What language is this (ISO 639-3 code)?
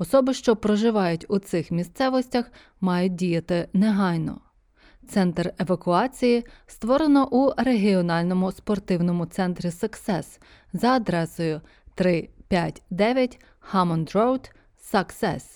ukr